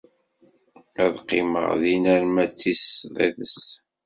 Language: Kabyle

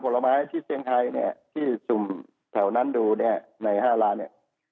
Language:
Thai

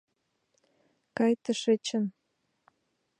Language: Mari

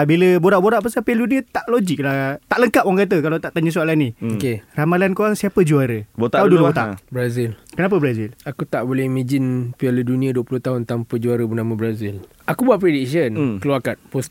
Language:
Malay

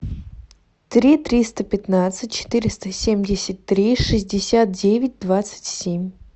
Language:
Russian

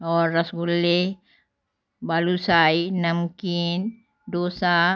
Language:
Hindi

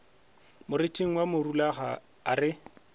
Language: Northern Sotho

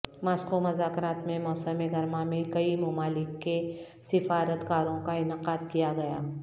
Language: Urdu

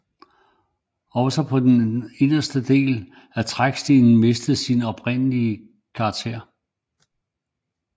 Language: Danish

